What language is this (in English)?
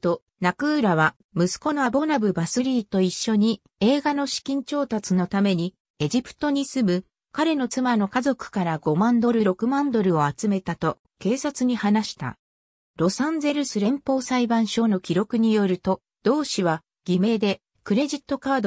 Japanese